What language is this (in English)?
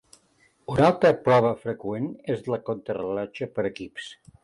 Catalan